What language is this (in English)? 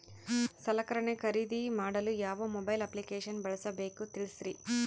Kannada